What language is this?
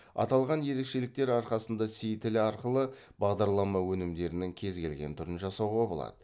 Kazakh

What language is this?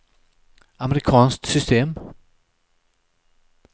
Swedish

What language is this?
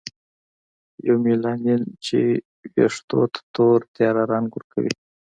Pashto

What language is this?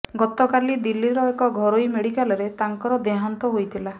Odia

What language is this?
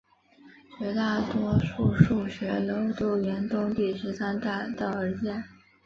Chinese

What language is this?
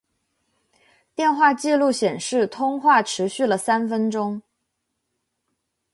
Chinese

